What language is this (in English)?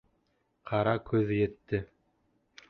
Bashkir